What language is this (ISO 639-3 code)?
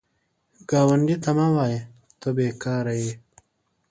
pus